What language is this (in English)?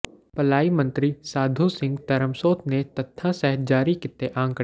Punjabi